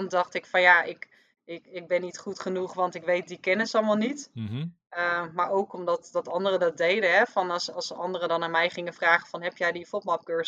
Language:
Dutch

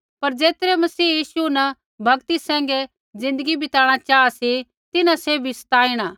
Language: Kullu Pahari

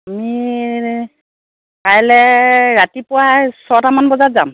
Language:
Assamese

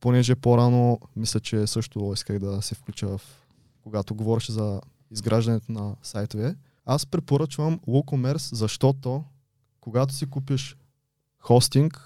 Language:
Bulgarian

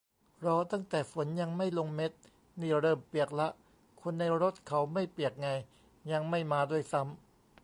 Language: Thai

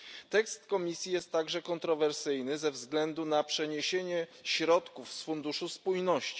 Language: Polish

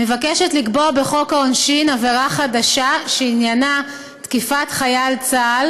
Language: Hebrew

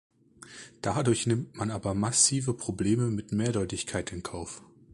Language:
German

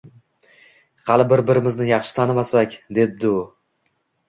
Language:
Uzbek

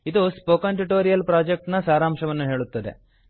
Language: Kannada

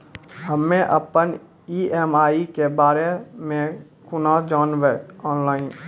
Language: Maithili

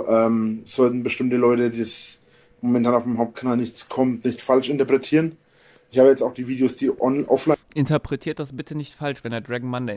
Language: German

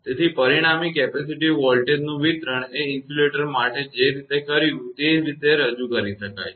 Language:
Gujarati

